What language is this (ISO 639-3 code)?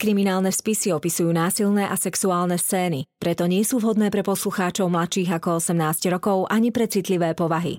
slk